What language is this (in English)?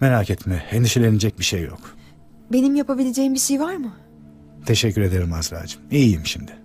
Turkish